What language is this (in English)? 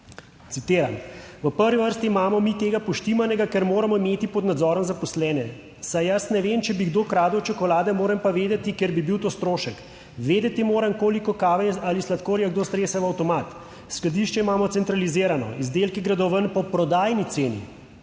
Slovenian